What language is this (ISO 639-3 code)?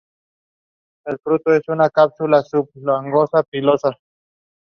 spa